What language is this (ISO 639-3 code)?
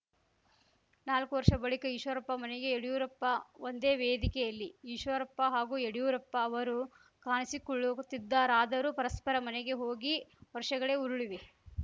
kan